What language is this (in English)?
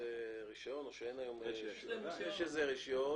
Hebrew